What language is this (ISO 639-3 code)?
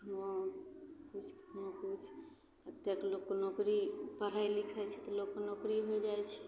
mai